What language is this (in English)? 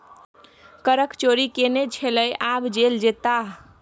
Maithili